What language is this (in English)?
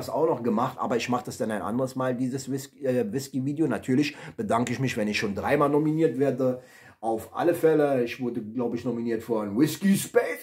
German